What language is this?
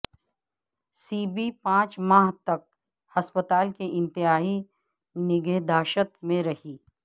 Urdu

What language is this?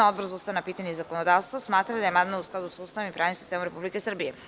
Serbian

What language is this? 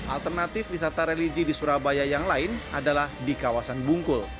Indonesian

